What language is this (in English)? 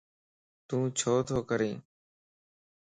Lasi